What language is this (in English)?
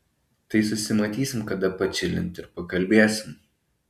Lithuanian